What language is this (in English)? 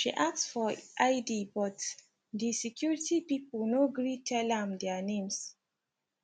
Nigerian Pidgin